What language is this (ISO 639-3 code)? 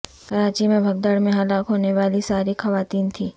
urd